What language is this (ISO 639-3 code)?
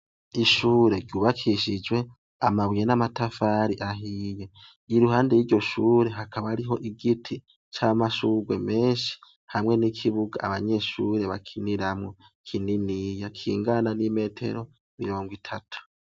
run